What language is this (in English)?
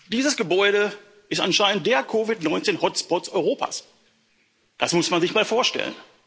German